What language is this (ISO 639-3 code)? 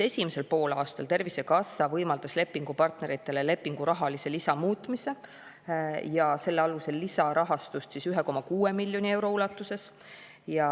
est